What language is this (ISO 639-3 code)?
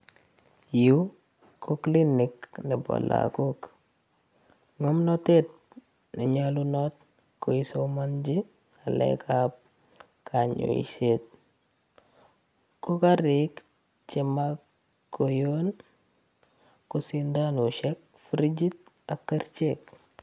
kln